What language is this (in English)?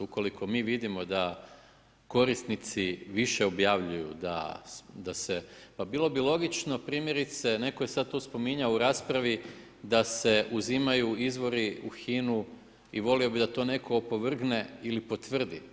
Croatian